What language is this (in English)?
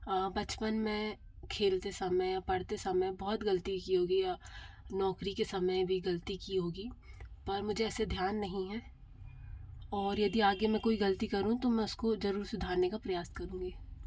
Hindi